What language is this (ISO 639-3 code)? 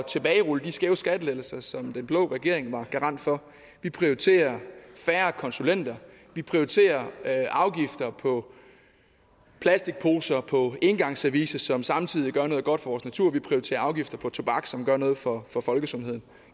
dan